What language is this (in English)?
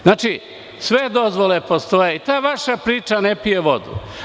Serbian